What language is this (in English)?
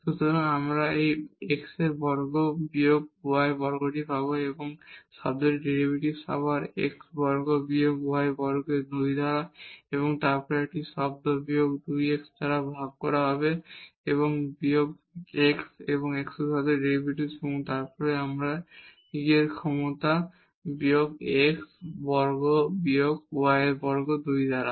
Bangla